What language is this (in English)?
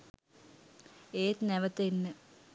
Sinhala